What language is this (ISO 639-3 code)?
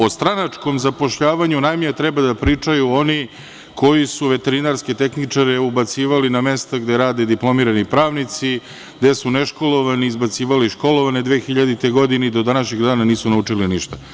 srp